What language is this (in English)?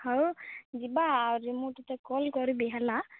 Odia